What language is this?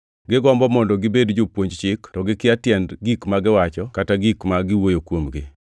Luo (Kenya and Tanzania)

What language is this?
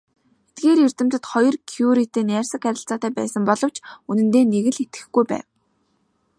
Mongolian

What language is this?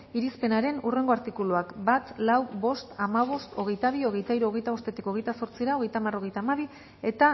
Basque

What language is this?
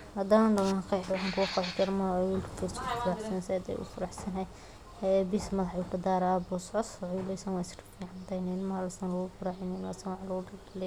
Somali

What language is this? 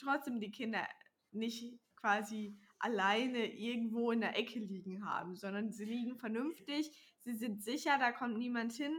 German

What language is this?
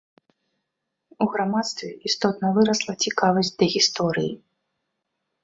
Belarusian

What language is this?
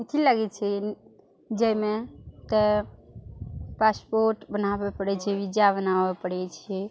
Maithili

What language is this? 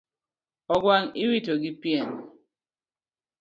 Luo (Kenya and Tanzania)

